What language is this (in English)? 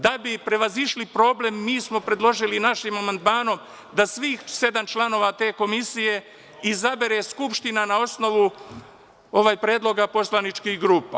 Serbian